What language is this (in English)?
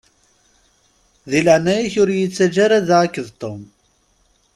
Kabyle